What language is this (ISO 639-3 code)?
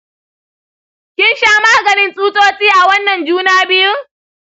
hau